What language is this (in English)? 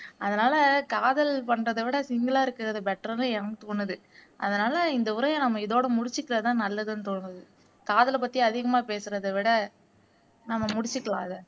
Tamil